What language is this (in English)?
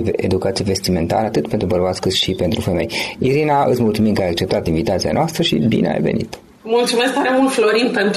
Romanian